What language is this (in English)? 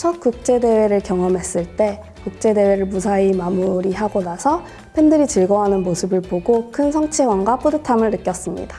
Korean